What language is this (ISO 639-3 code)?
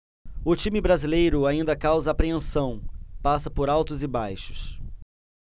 por